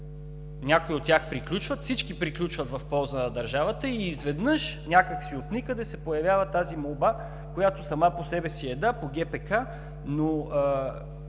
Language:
Bulgarian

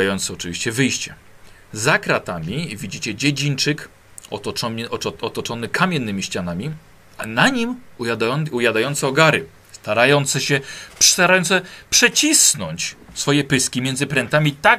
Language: Polish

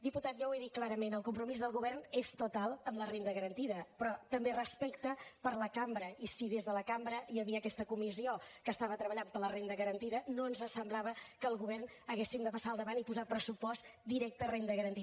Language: Catalan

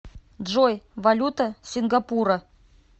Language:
Russian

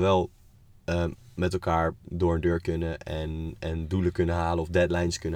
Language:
Dutch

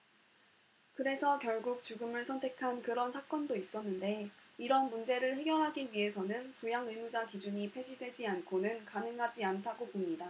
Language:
Korean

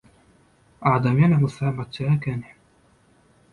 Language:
Turkmen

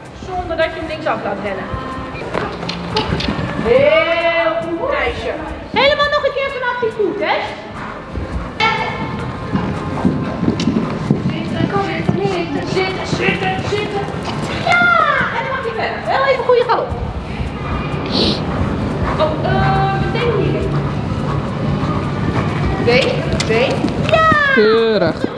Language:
Dutch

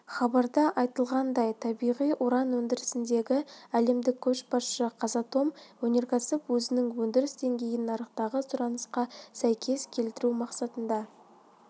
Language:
Kazakh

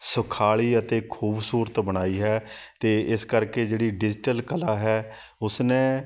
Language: Punjabi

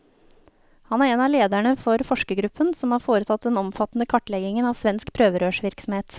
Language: Norwegian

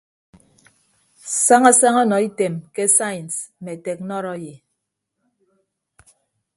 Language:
Ibibio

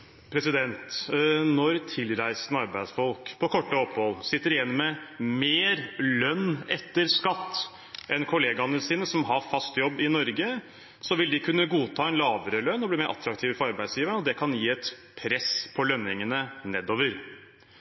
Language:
Norwegian Bokmål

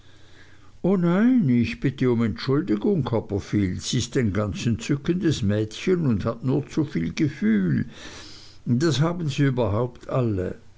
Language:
German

